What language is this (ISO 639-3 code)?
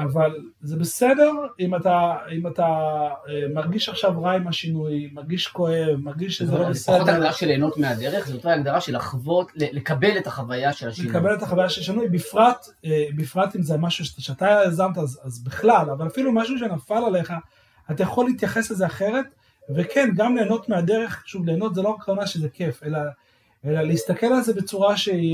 heb